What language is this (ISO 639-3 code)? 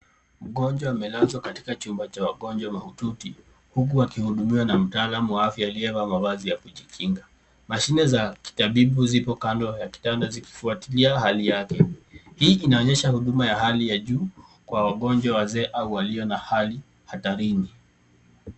swa